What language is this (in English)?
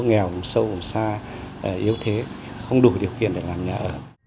Vietnamese